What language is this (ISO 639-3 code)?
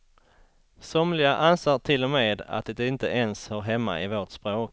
swe